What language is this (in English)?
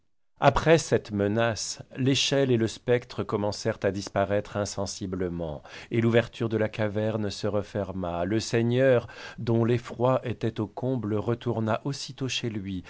French